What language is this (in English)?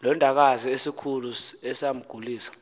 Xhosa